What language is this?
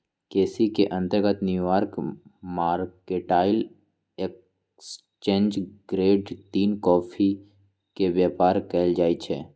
Magahi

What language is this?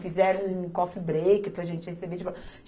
Portuguese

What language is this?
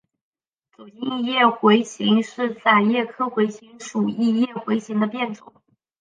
Chinese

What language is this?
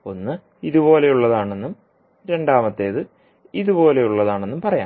Malayalam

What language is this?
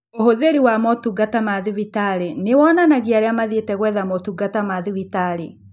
Kikuyu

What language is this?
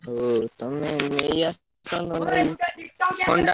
Odia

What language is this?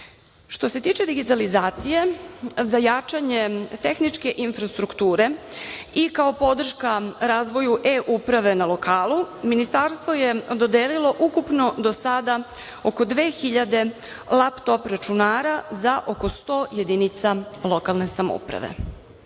Serbian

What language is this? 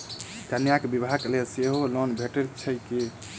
Maithili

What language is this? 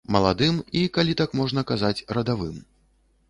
Belarusian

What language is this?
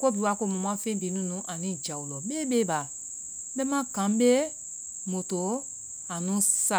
Vai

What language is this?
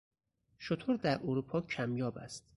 Persian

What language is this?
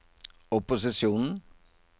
Norwegian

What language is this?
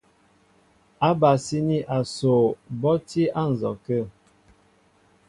Mbo (Cameroon)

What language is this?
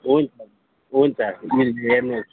Nepali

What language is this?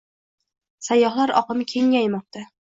Uzbek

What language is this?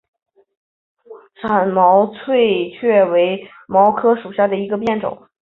Chinese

